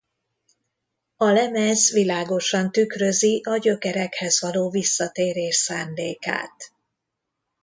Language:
Hungarian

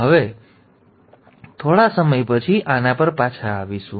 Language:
Gujarati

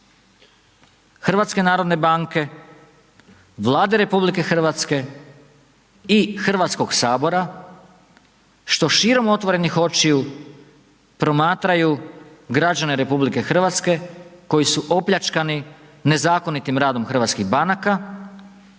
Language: Croatian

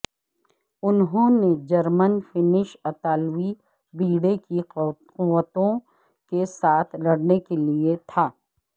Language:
Urdu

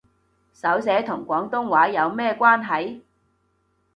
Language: Cantonese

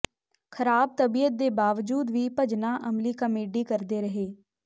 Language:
Punjabi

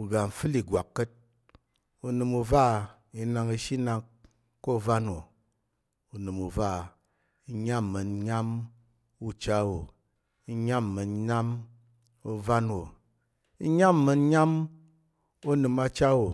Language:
Tarok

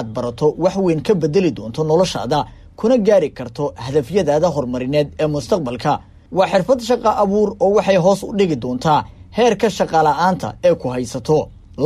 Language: Arabic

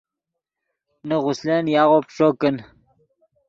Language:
Yidgha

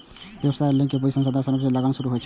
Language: Maithili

